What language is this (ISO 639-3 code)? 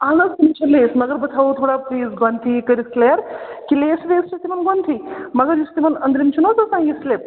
kas